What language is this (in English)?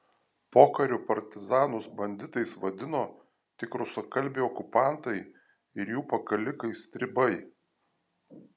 Lithuanian